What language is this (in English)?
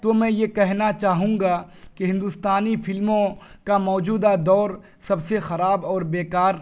Urdu